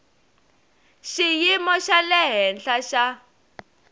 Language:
Tsonga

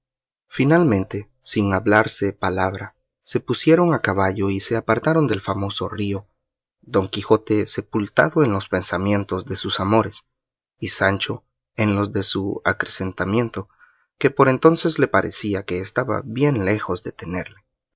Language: Spanish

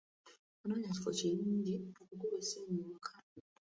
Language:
Ganda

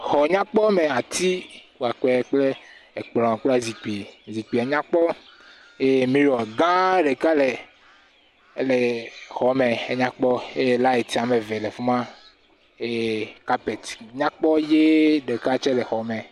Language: Ewe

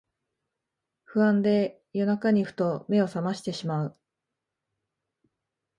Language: Japanese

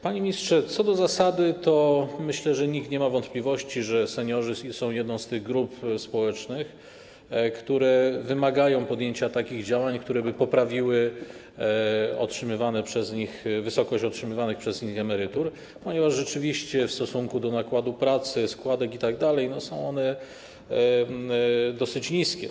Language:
Polish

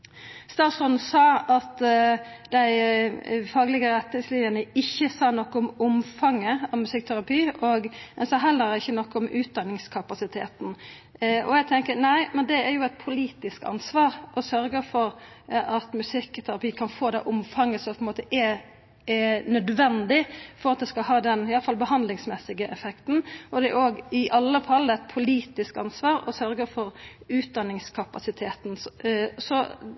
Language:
Norwegian Nynorsk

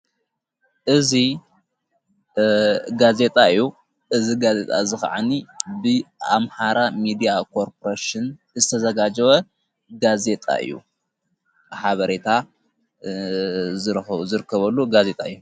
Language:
Tigrinya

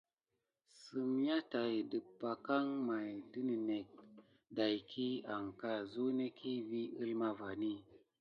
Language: Gidar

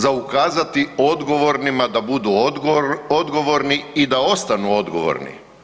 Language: Croatian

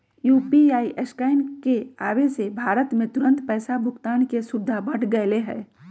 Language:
Magahi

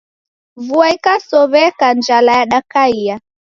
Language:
Taita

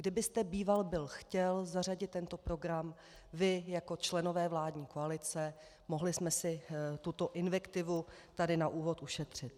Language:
Czech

